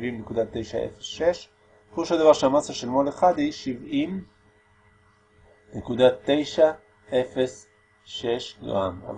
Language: Hebrew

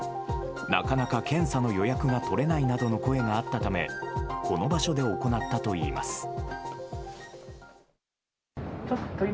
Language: Japanese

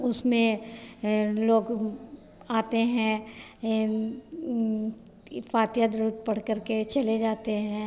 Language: Hindi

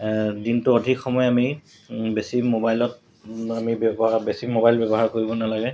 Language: Assamese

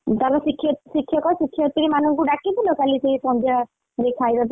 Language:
Odia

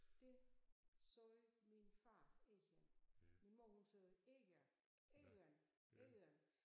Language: Danish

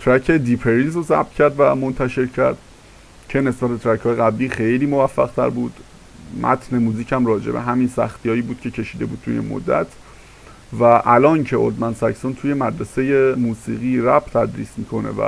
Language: Persian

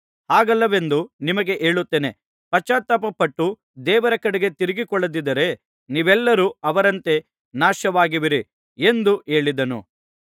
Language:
Kannada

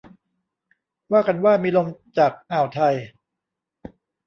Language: Thai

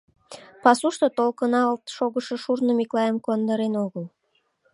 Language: Mari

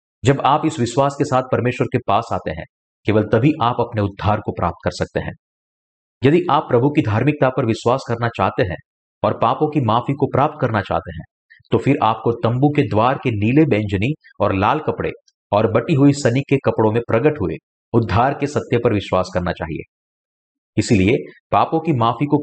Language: Hindi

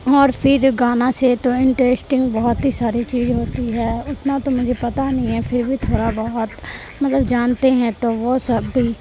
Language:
Urdu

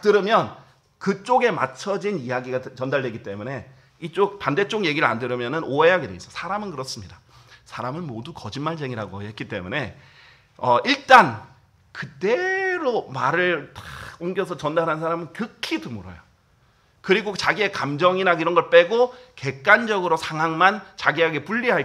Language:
Korean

